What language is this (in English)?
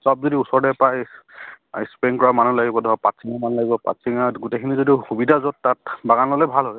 Assamese